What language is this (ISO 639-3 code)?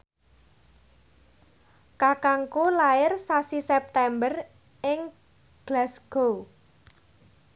jav